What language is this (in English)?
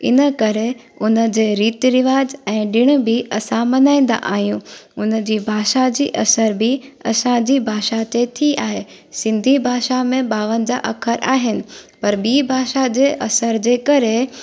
Sindhi